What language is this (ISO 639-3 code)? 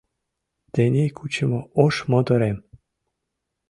chm